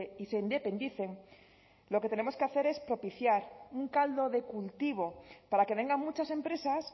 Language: Spanish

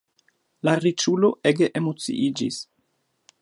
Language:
Esperanto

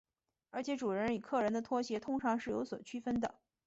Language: Chinese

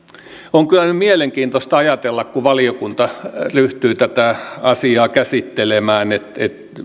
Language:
Finnish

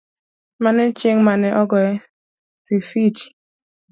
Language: Luo (Kenya and Tanzania)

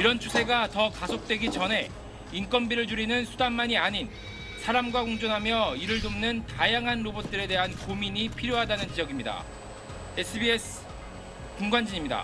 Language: Korean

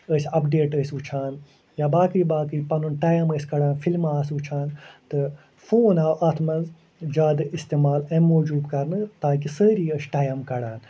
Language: Kashmiri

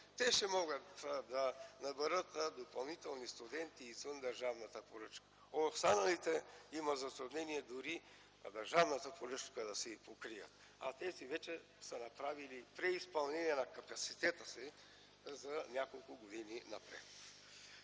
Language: Bulgarian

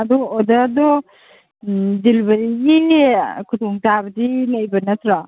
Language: Manipuri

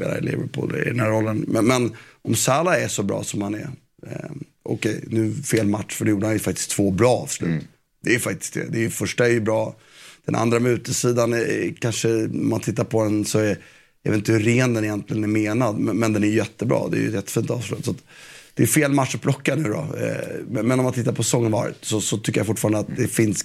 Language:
Swedish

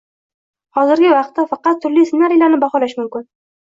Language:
Uzbek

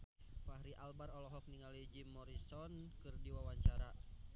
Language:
Sundanese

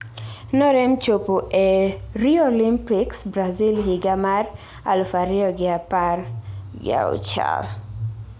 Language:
Luo (Kenya and Tanzania)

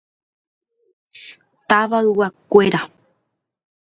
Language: Guarani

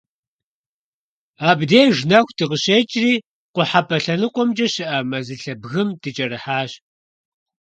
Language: Kabardian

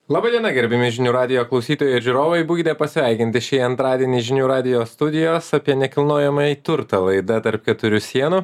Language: Lithuanian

